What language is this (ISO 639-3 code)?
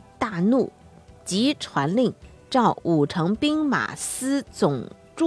zho